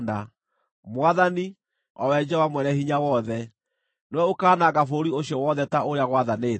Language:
Kikuyu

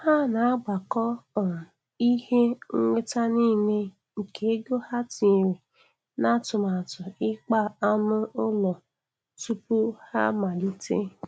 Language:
Igbo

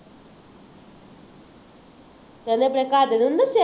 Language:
Punjabi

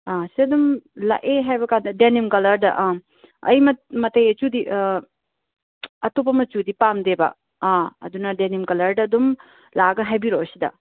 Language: Manipuri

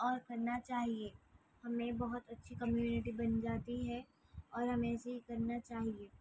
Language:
Urdu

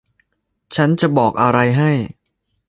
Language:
Thai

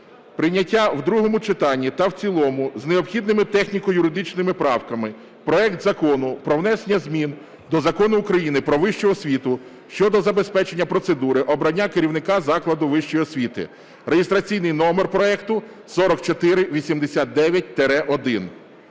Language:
Ukrainian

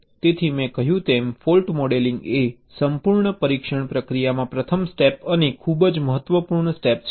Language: Gujarati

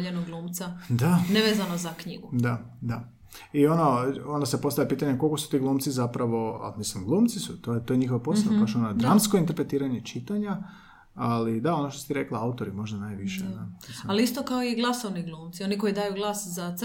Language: Croatian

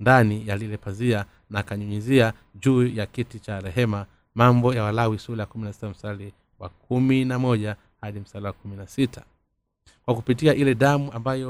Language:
Swahili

